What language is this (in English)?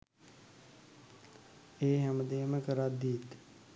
Sinhala